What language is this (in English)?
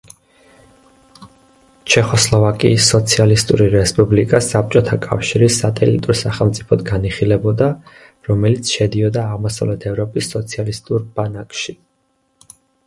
Georgian